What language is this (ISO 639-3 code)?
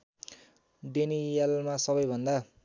nep